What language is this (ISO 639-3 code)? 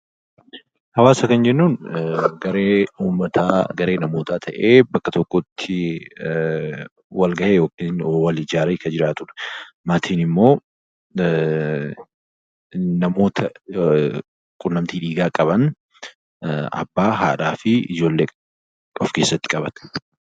orm